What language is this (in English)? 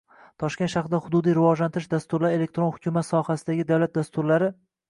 Uzbek